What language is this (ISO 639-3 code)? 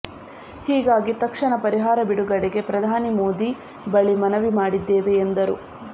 kan